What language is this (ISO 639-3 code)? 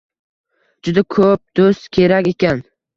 uzb